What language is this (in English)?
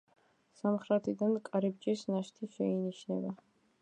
Georgian